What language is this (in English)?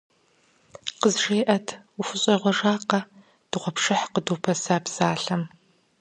Kabardian